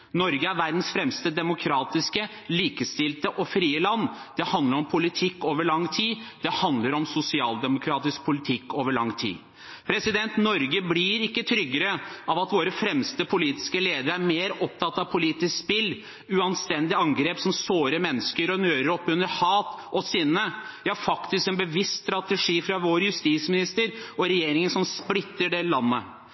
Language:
Norwegian Bokmål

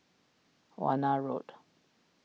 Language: English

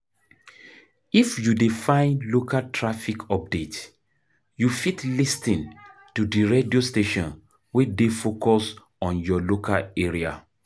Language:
Nigerian Pidgin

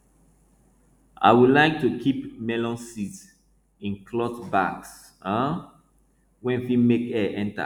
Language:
Nigerian Pidgin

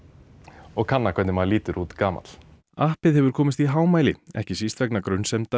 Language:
Icelandic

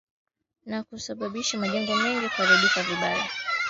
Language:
Swahili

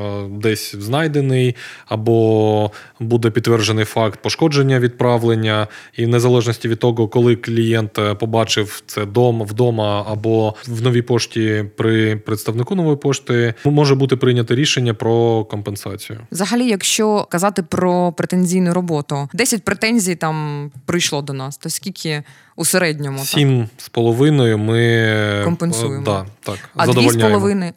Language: Ukrainian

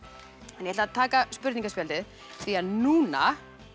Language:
Icelandic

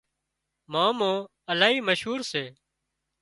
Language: Wadiyara Koli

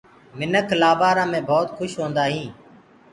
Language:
Gurgula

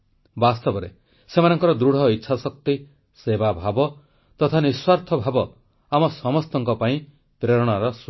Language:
Odia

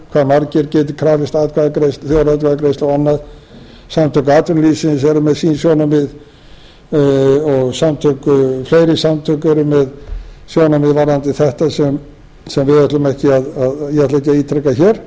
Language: Icelandic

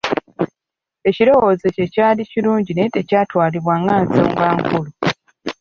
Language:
Ganda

